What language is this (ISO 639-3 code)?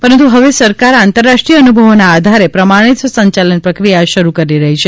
guj